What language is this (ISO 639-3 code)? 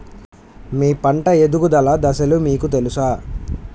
tel